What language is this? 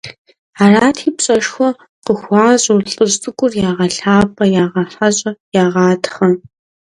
Kabardian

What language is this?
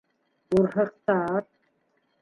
Bashkir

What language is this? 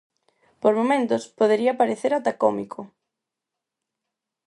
Galician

